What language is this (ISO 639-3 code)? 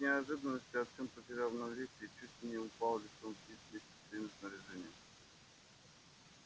rus